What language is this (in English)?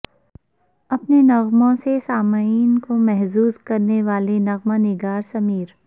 Urdu